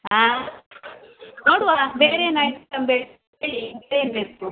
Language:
Kannada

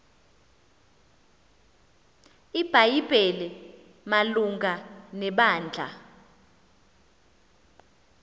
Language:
Xhosa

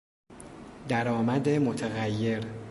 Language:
Persian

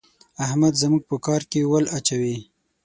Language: Pashto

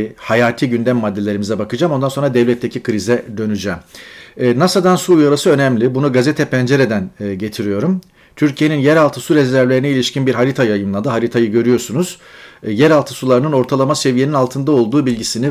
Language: Turkish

